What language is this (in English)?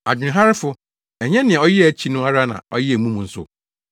Akan